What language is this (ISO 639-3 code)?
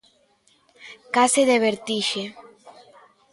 glg